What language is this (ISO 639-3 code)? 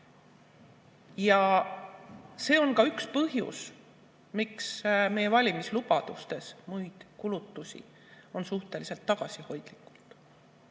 est